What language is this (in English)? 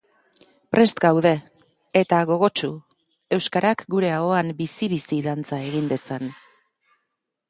Basque